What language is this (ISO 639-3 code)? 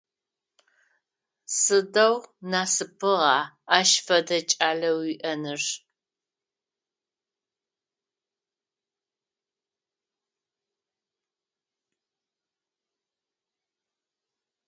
ady